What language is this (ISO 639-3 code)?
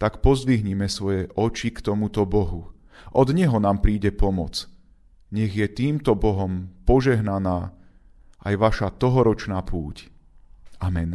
slk